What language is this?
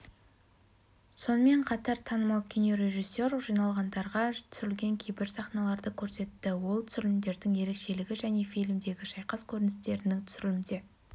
Kazakh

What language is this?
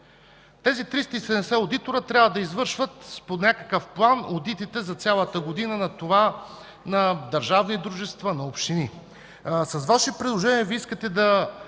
Bulgarian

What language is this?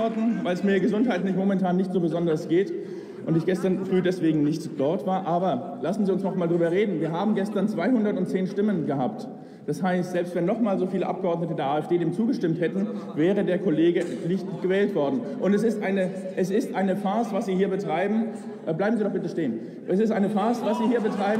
German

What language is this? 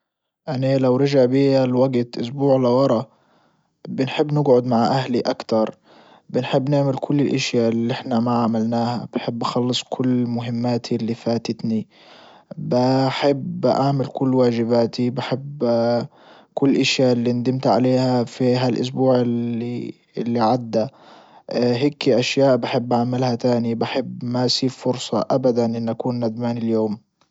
Libyan Arabic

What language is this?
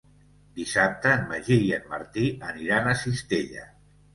Catalan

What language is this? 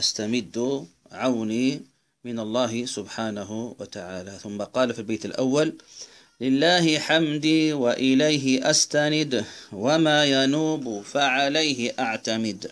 Arabic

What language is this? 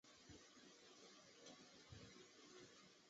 Chinese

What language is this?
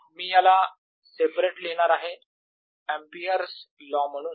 Marathi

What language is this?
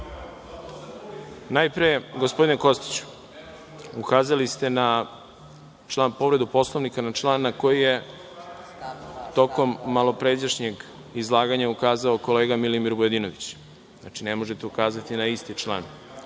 Serbian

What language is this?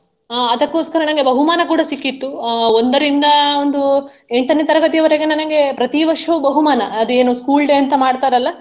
Kannada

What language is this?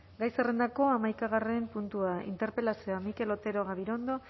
Basque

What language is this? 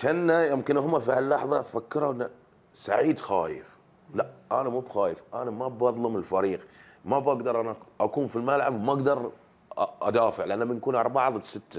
Arabic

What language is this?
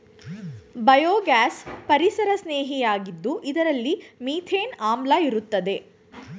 Kannada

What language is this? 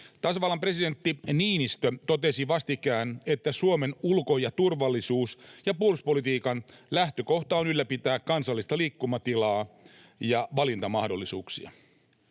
Finnish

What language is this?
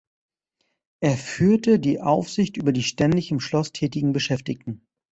German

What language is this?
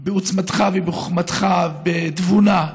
Hebrew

